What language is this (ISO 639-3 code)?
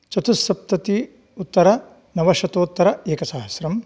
san